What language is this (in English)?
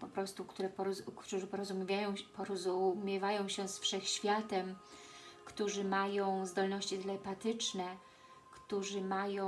Polish